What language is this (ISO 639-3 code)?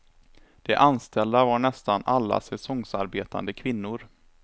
swe